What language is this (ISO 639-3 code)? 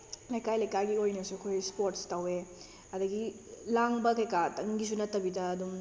mni